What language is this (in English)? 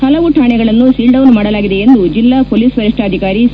Kannada